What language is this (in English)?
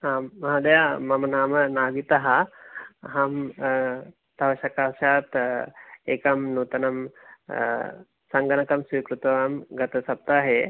Sanskrit